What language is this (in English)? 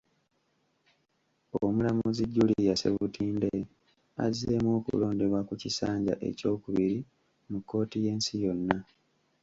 Ganda